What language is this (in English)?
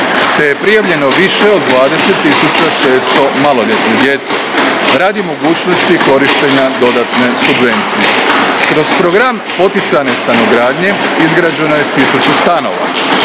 Croatian